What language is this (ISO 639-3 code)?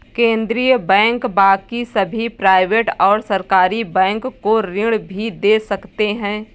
hin